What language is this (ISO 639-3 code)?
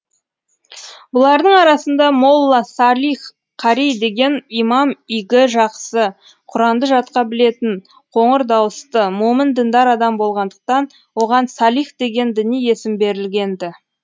kaz